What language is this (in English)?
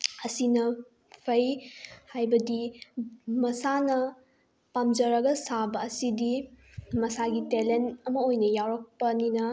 Manipuri